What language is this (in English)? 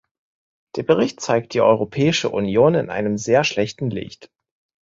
German